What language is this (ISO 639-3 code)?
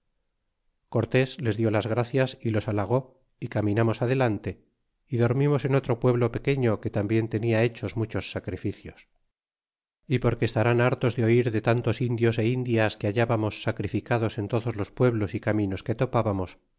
spa